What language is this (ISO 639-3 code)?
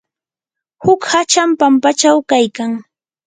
qur